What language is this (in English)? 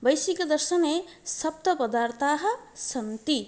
Sanskrit